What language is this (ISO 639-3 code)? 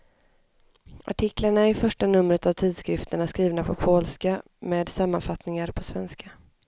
swe